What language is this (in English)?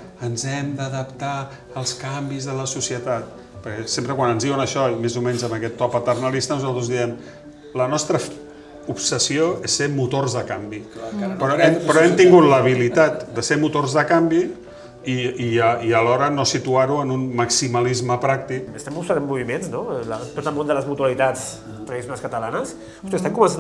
Catalan